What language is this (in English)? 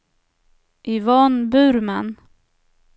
Swedish